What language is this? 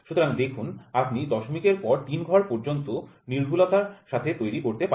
Bangla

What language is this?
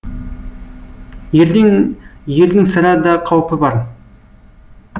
Kazakh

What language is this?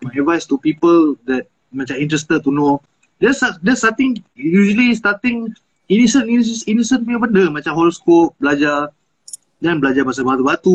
Malay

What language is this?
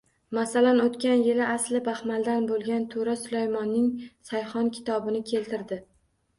Uzbek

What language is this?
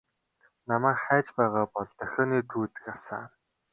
Mongolian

